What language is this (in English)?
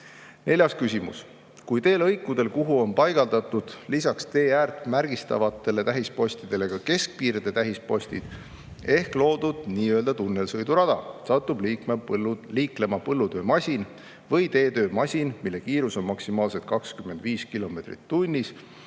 Estonian